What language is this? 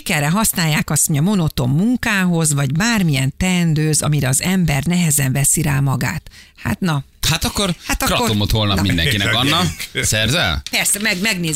Hungarian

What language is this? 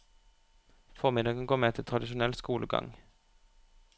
Norwegian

